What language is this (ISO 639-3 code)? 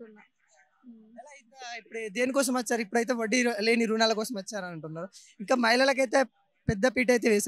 tel